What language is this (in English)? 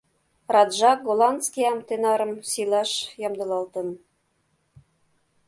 Mari